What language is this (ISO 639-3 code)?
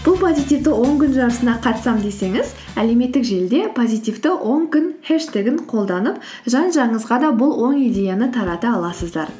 kaz